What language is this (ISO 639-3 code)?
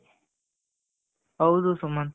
kan